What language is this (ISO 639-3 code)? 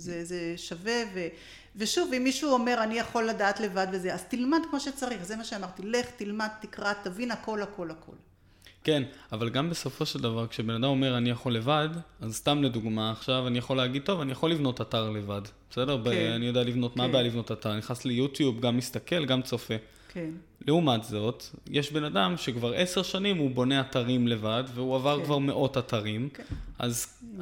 heb